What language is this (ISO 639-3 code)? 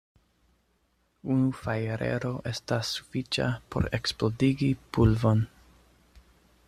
epo